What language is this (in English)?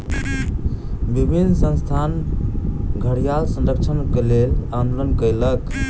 Maithili